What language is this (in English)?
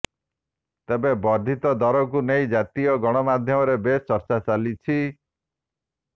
Odia